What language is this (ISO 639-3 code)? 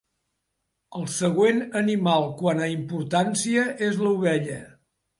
cat